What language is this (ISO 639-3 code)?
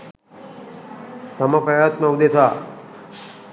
sin